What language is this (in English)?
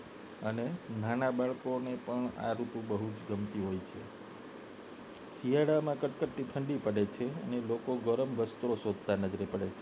Gujarati